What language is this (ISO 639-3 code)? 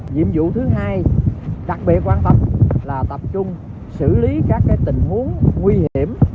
vie